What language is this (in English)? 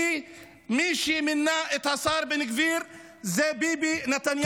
Hebrew